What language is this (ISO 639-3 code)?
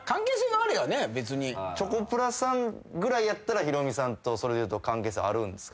jpn